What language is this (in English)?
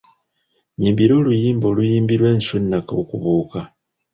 Ganda